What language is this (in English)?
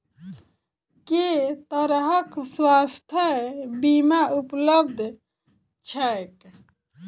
Maithili